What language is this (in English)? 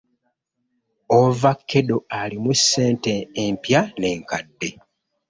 Ganda